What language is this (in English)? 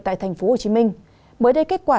Vietnamese